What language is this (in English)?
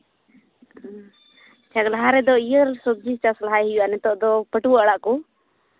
Santali